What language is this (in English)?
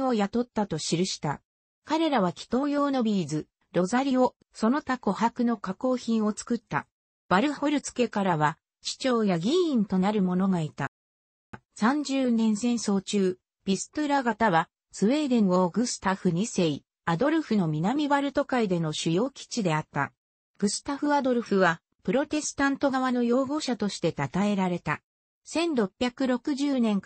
Japanese